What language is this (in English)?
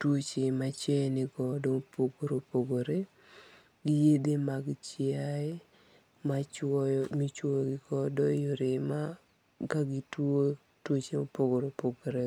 Luo (Kenya and Tanzania)